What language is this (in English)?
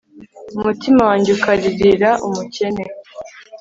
Kinyarwanda